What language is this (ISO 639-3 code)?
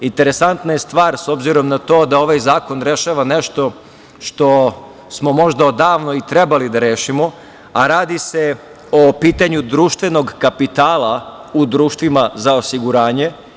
srp